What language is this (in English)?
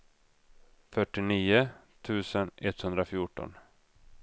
Swedish